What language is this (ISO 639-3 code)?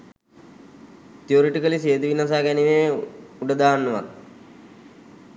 sin